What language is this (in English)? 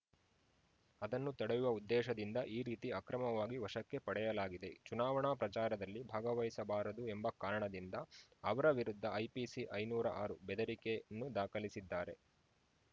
Kannada